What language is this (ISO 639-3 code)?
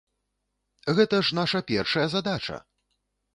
bel